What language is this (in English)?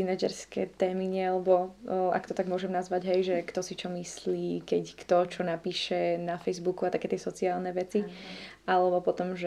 Slovak